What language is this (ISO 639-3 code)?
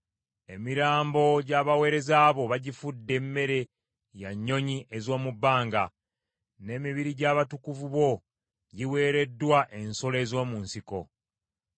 lug